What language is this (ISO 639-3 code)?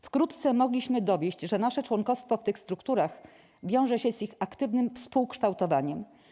pol